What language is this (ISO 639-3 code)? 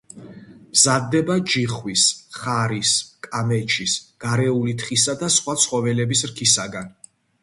kat